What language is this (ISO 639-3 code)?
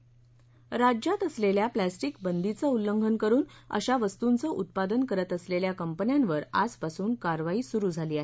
mar